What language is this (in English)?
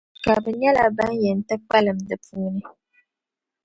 Dagbani